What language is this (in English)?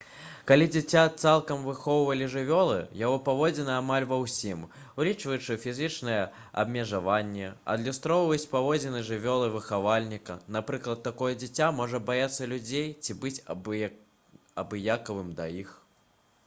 Belarusian